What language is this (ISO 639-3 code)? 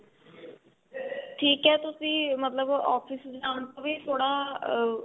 pan